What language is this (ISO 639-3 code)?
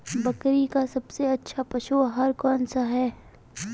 hin